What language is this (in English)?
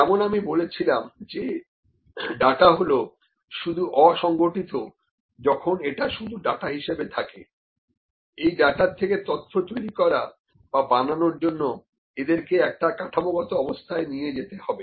Bangla